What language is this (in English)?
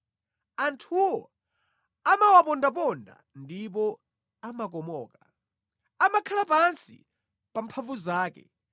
Nyanja